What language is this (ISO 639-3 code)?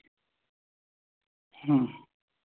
urd